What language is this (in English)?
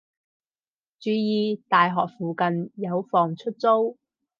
Cantonese